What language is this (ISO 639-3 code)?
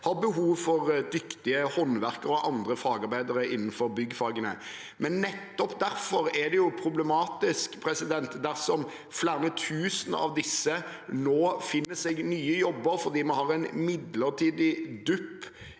nor